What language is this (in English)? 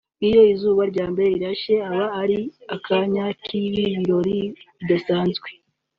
Kinyarwanda